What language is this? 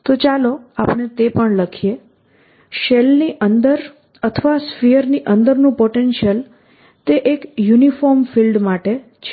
Gujarati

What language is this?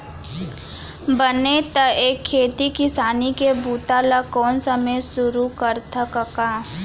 Chhattisgarhi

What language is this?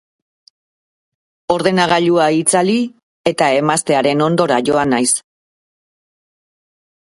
Basque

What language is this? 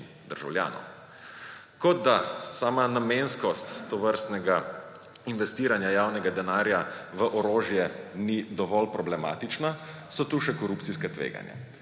Slovenian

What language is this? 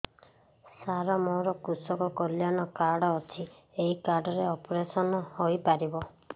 Odia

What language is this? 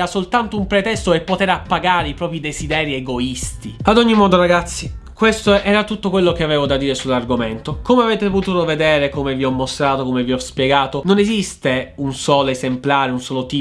Italian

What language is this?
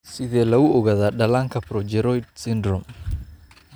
Somali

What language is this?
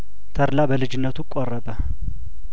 Amharic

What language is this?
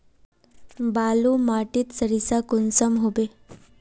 Magahi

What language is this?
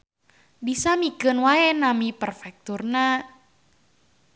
Sundanese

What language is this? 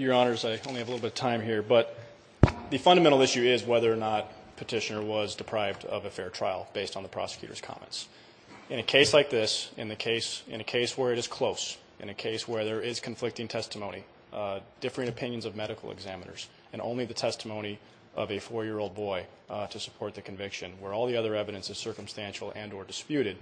English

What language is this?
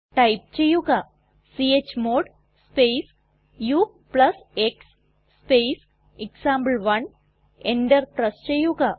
Malayalam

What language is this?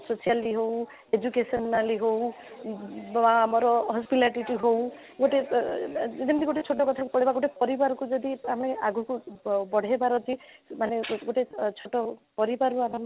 Odia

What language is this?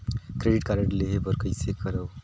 Chhattisgarhi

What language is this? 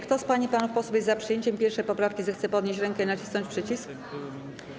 Polish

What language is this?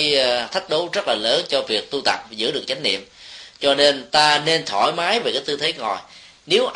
Vietnamese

